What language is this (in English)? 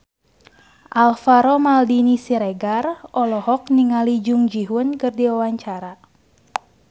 Sundanese